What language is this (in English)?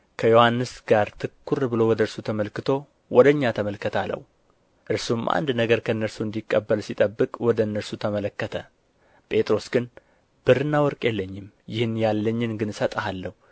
Amharic